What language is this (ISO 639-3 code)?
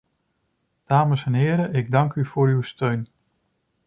nld